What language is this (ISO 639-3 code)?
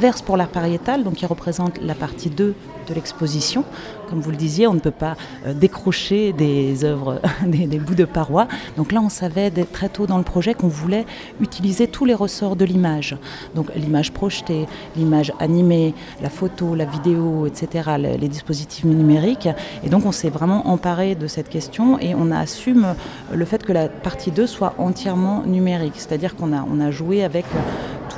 fra